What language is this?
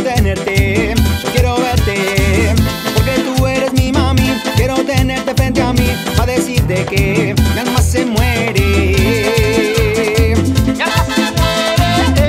Spanish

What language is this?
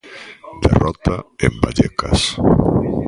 Galician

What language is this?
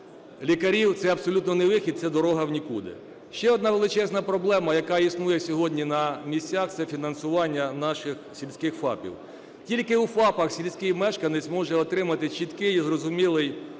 Ukrainian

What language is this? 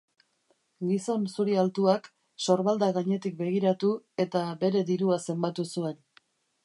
Basque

